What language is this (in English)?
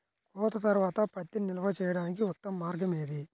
Telugu